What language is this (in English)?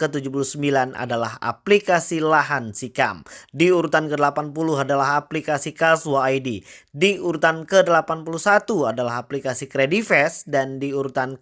Indonesian